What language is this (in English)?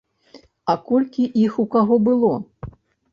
Belarusian